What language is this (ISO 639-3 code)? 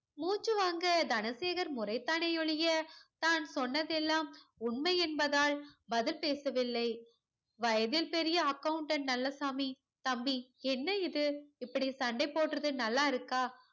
tam